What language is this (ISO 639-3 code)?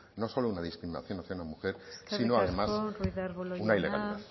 spa